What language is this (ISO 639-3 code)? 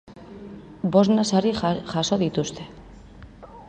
eus